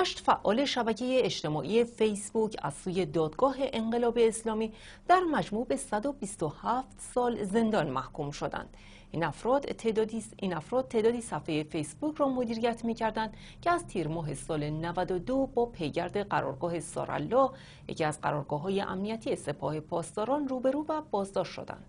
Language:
Persian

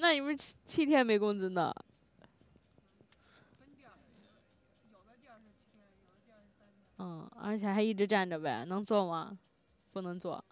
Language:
Chinese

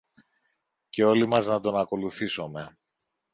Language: Greek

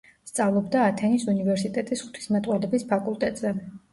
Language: Georgian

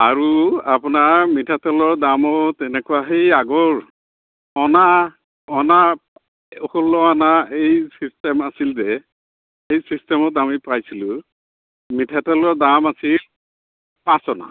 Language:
Assamese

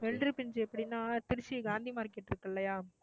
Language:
Tamil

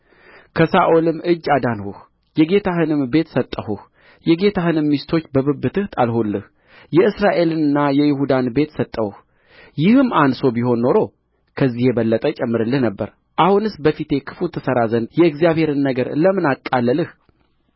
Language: Amharic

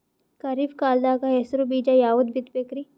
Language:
Kannada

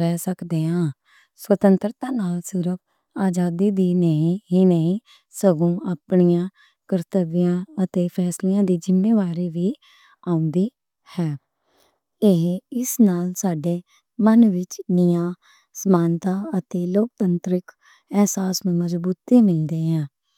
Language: Western Panjabi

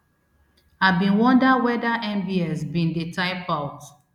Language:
Nigerian Pidgin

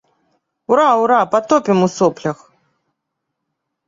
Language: Belarusian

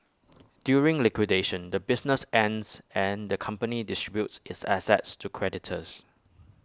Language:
English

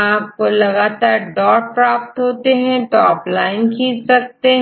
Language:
Hindi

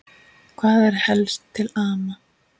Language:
Icelandic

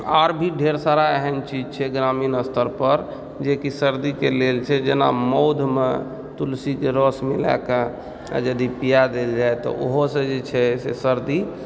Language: Maithili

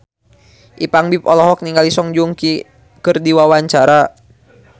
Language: Sundanese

